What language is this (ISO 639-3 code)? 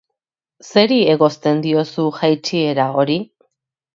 eus